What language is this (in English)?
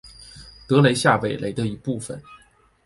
Chinese